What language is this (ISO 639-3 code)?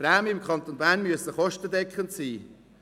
gsw